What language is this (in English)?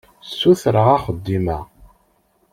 Kabyle